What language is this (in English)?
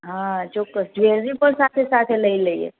Gujarati